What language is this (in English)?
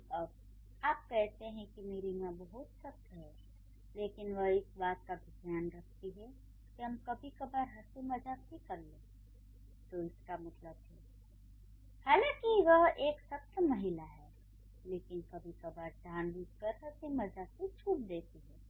Hindi